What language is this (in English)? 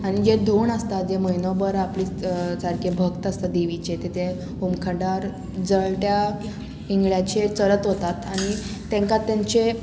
Konkani